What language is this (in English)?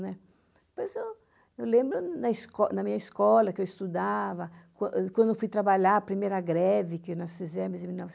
Portuguese